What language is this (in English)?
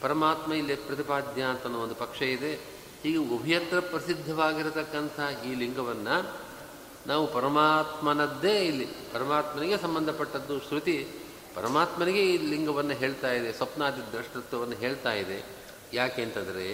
Kannada